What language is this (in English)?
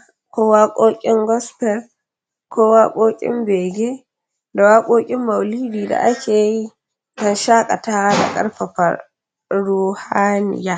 Hausa